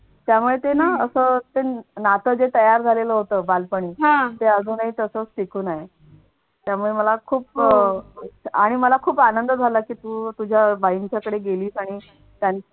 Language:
Marathi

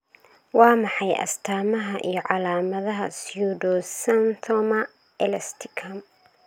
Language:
Somali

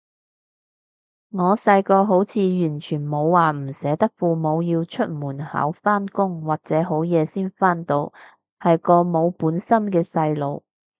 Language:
Cantonese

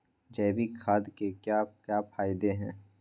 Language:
Magahi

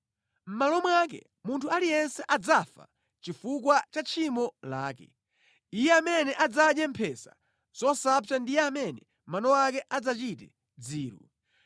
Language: Nyanja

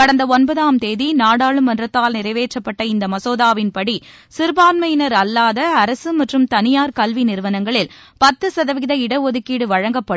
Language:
Tamil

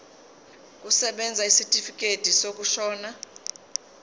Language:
Zulu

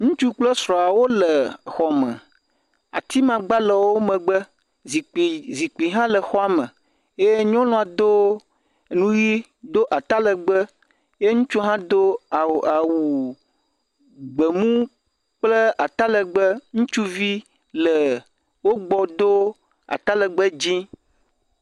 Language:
Ewe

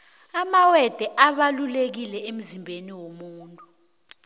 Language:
South Ndebele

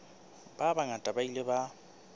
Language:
Southern Sotho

